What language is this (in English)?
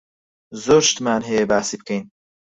Central Kurdish